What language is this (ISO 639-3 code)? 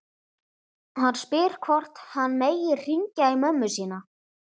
isl